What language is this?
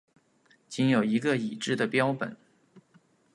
Chinese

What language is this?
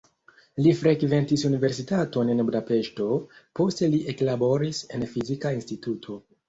Esperanto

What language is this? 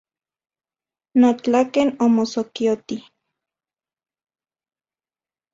Central Puebla Nahuatl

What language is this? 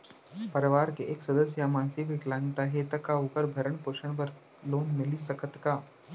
Chhattisgarhi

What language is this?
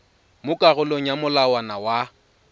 Tswana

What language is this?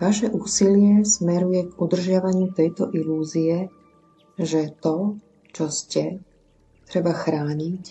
Slovak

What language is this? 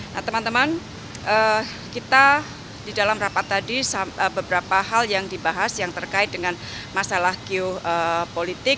Indonesian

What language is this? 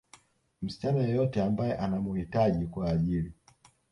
Swahili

